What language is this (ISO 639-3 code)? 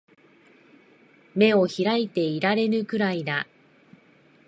jpn